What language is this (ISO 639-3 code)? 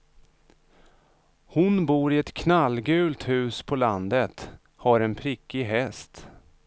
swe